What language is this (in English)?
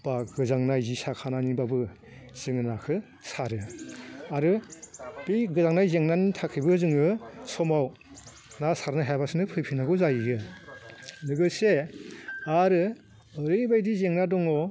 Bodo